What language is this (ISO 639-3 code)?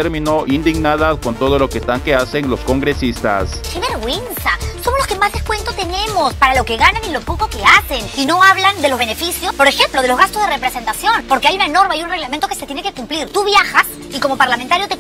spa